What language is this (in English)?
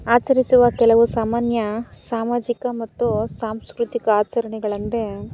Kannada